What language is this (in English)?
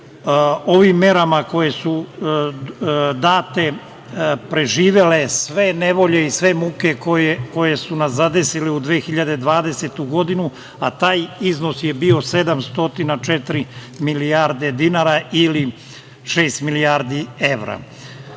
Serbian